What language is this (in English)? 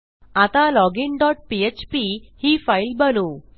Marathi